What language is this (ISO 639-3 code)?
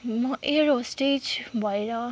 nep